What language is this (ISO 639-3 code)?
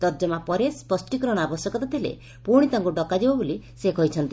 ori